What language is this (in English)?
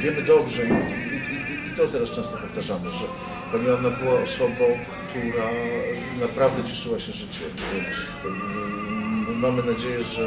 Polish